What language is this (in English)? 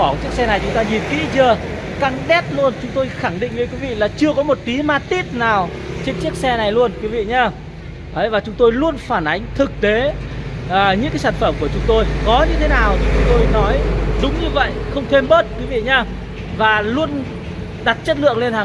Vietnamese